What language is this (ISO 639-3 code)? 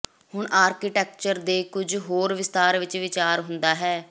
pan